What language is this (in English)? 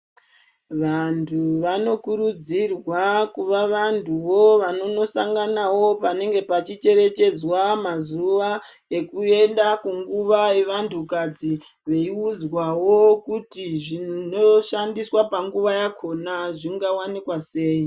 Ndau